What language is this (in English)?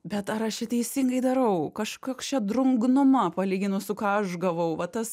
Lithuanian